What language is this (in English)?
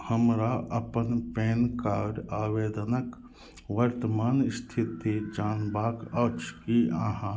Maithili